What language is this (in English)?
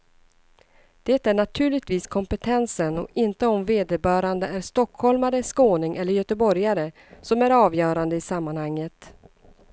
Swedish